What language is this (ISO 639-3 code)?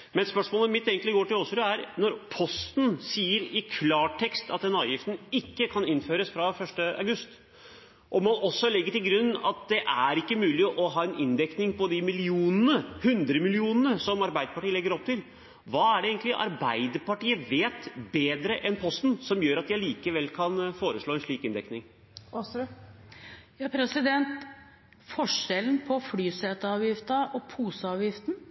nob